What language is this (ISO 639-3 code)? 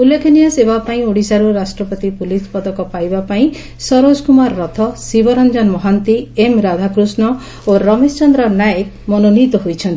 ori